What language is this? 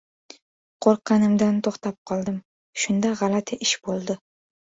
Uzbek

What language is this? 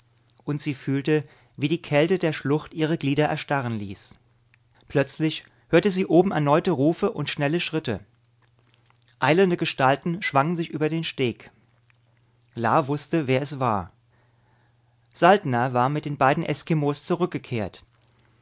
German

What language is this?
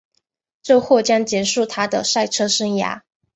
Chinese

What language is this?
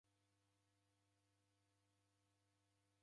Taita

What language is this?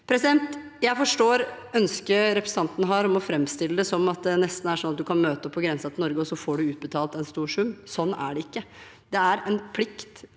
Norwegian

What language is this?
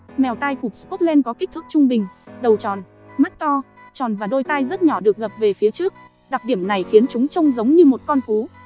Vietnamese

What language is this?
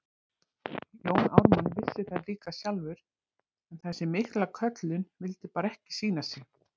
Icelandic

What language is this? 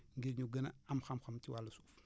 Wolof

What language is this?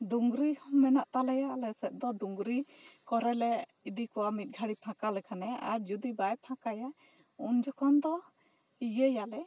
Santali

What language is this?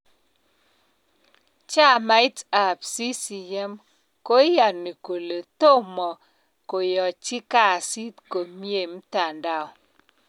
Kalenjin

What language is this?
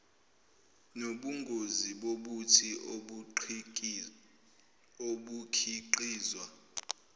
Zulu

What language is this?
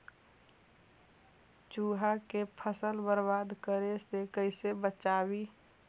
Magahi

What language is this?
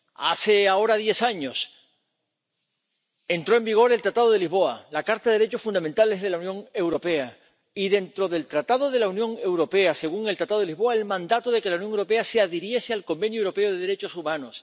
Spanish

